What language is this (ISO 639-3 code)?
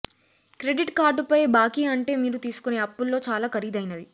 tel